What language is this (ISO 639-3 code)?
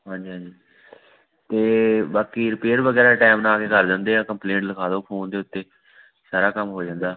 pan